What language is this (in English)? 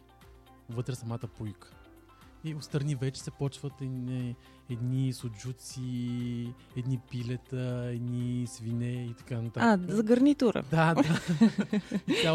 Bulgarian